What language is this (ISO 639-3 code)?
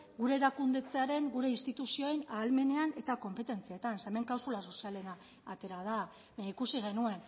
eus